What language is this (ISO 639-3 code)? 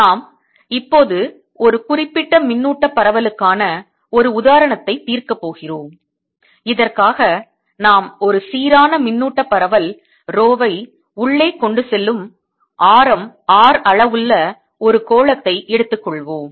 tam